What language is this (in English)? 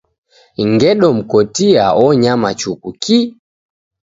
Taita